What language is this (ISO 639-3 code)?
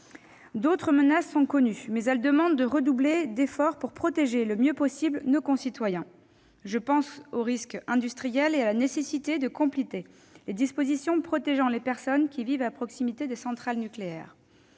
fra